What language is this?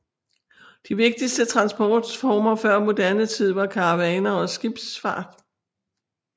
Danish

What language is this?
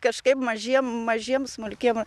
Lithuanian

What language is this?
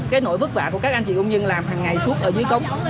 Vietnamese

